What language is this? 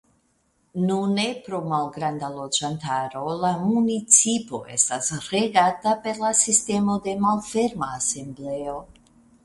Esperanto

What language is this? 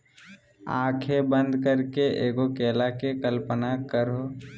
Magahi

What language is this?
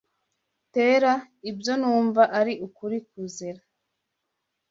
Kinyarwanda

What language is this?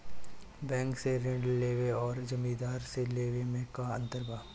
Bhojpuri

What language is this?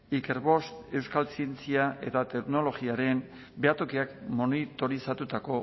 Basque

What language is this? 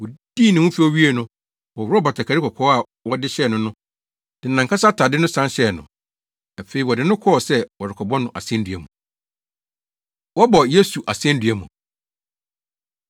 Akan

